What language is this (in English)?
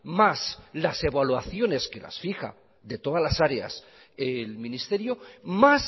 Spanish